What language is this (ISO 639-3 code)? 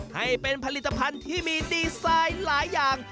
tha